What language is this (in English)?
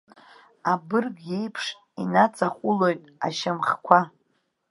Abkhazian